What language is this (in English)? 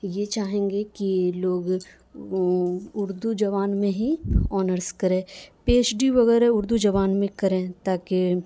Urdu